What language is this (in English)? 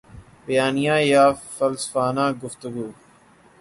Urdu